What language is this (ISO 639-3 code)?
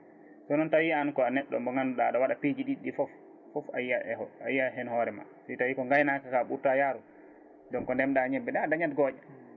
ful